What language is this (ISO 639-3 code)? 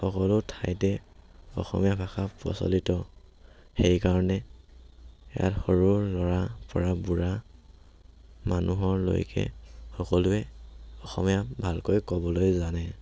asm